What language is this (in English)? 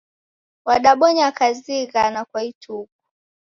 Taita